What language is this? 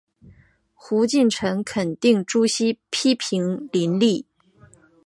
Chinese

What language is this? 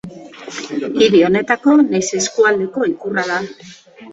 Basque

